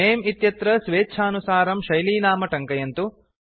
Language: Sanskrit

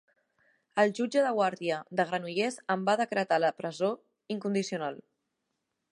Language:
Catalan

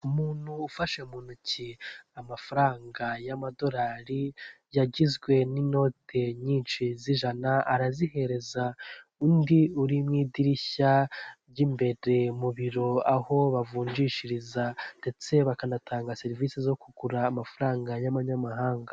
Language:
Kinyarwanda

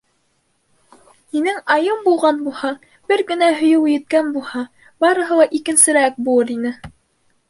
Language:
Bashkir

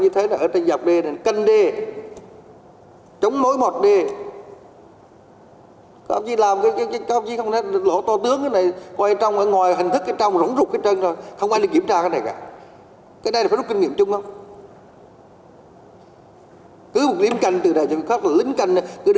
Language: Vietnamese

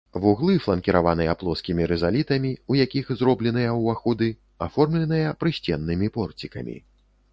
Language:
Belarusian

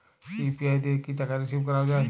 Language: Bangla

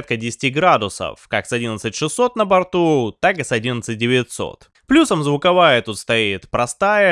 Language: Russian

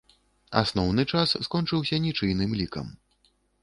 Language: Belarusian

